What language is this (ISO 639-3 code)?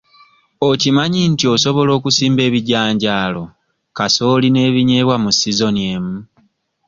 lug